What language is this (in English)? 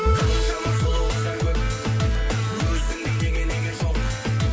Kazakh